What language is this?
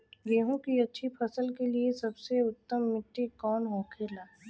Bhojpuri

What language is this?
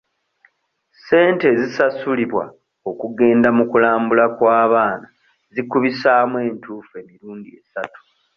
Ganda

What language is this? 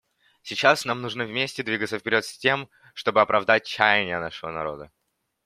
Russian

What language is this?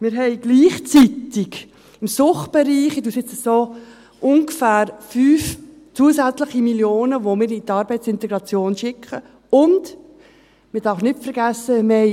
Swiss German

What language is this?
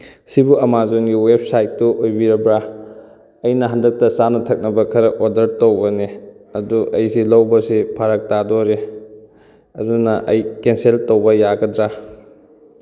Manipuri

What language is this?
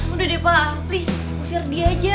Indonesian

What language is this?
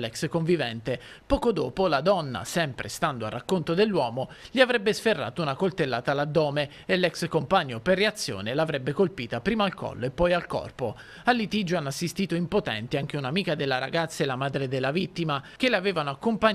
Italian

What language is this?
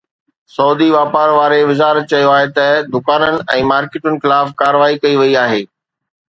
Sindhi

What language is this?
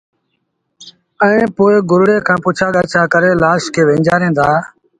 Sindhi Bhil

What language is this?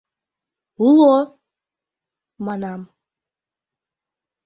Mari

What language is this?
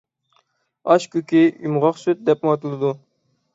Uyghur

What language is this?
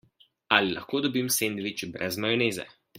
Slovenian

